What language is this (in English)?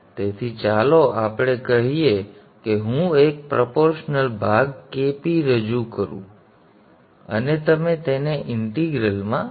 Gujarati